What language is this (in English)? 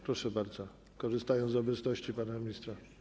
Polish